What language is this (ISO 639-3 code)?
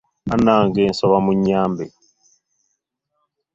lug